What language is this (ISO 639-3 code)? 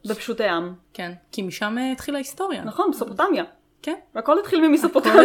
heb